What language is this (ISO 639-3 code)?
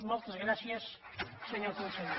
cat